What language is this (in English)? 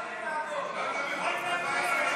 Hebrew